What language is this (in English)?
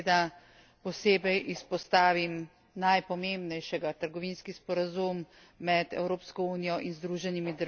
Slovenian